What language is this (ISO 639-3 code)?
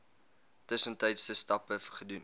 afr